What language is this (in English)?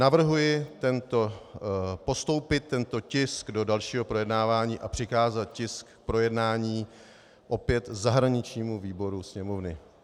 Czech